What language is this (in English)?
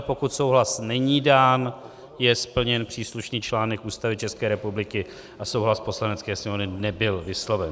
Czech